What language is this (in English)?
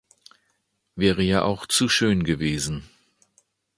German